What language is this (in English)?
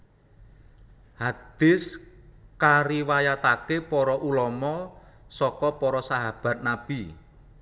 Javanese